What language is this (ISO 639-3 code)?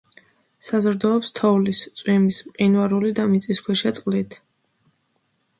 kat